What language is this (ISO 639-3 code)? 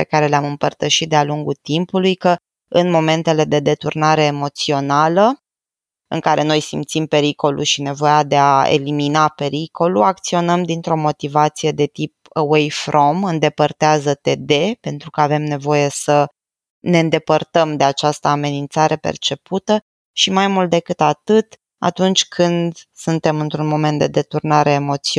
ron